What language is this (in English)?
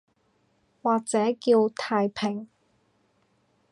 Cantonese